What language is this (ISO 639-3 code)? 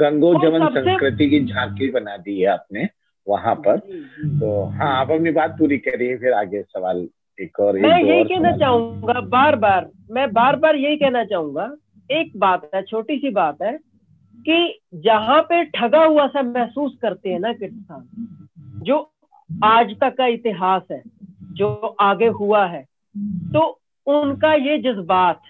hin